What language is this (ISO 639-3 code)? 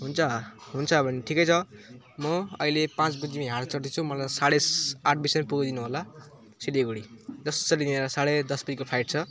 nep